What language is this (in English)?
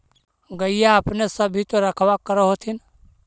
Magahi